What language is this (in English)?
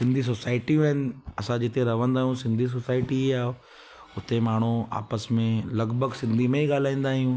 Sindhi